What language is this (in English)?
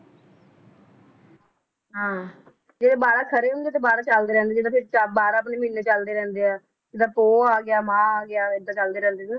Punjabi